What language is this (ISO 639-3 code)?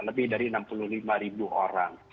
ind